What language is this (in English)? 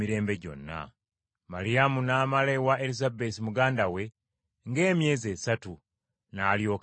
Ganda